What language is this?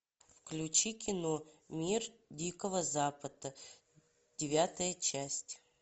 Russian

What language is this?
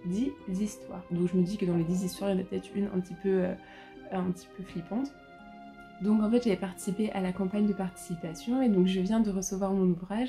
French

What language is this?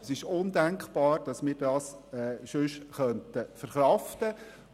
Swiss German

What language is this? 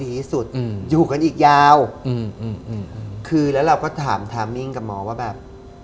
Thai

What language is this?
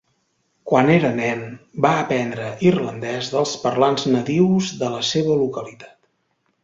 Catalan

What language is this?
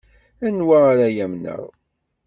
Kabyle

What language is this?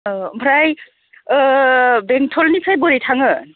Bodo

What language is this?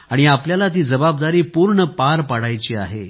Marathi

